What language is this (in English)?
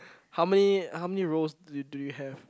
English